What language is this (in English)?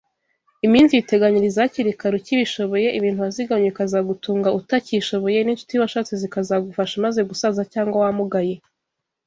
Kinyarwanda